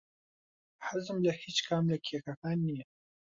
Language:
Central Kurdish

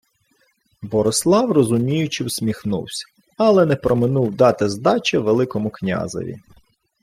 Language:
Ukrainian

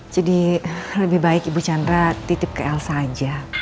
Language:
Indonesian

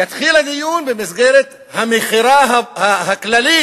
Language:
Hebrew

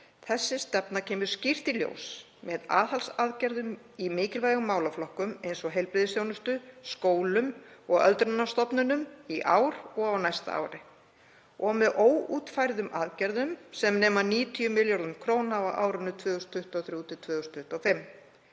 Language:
Icelandic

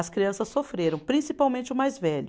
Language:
Portuguese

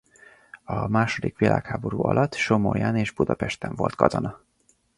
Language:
Hungarian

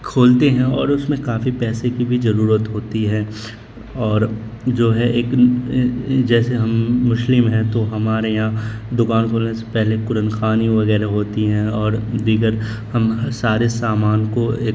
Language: Urdu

